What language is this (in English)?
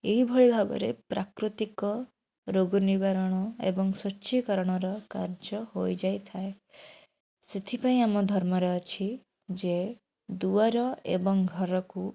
Odia